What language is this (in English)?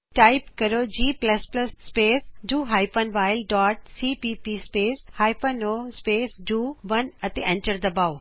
Punjabi